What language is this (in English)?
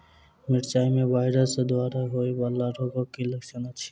Maithili